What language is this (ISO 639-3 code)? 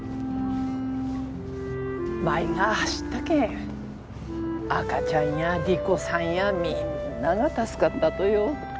jpn